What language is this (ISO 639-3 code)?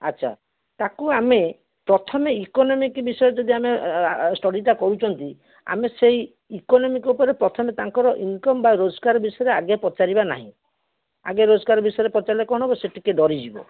ori